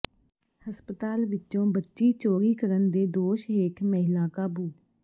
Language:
Punjabi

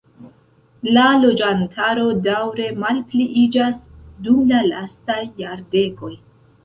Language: Esperanto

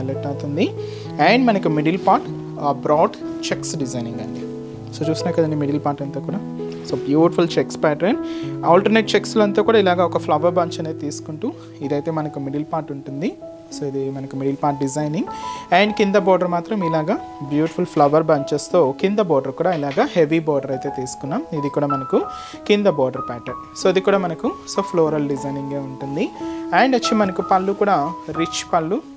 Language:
Telugu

